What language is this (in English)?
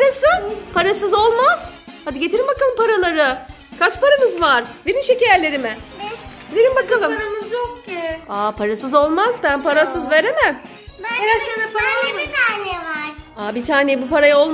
Turkish